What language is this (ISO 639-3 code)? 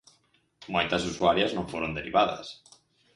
glg